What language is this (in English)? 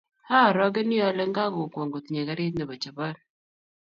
Kalenjin